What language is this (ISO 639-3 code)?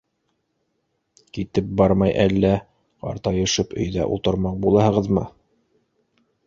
bak